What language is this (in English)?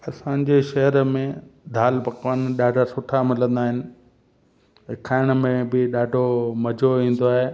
Sindhi